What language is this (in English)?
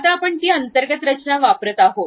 Marathi